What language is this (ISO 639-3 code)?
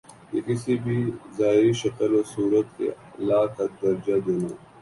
urd